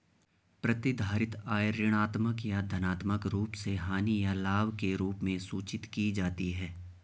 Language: Hindi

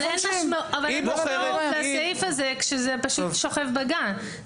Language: Hebrew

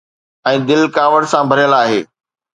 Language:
Sindhi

